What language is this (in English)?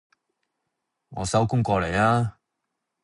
Cantonese